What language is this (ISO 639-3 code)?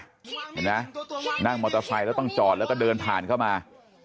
tha